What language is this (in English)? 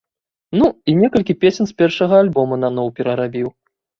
Belarusian